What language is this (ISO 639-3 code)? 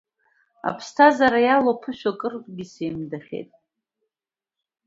abk